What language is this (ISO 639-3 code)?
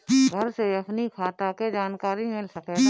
bho